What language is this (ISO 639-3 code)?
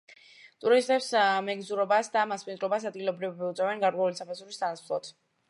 kat